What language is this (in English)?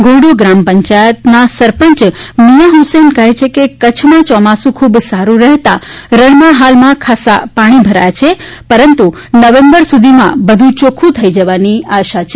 Gujarati